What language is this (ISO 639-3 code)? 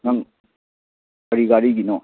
mni